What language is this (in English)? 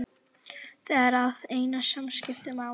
Icelandic